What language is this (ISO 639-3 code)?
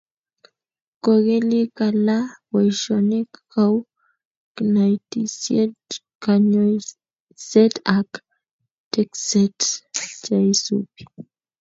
kln